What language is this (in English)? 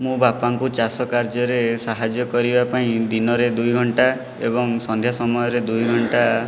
Odia